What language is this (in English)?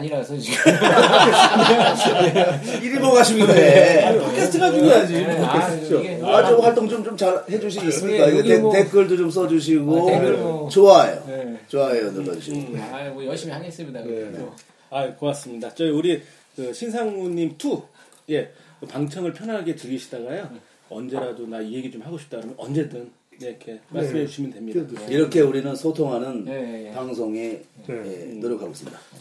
Korean